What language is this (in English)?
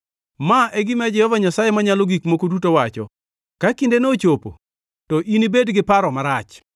Luo (Kenya and Tanzania)